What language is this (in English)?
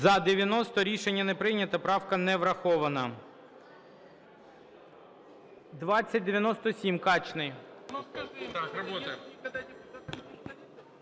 Ukrainian